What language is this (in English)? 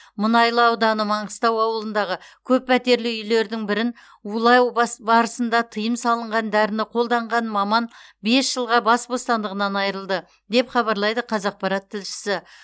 Kazakh